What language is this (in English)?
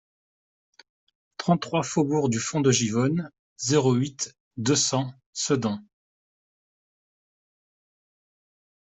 French